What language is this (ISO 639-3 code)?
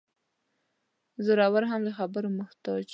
pus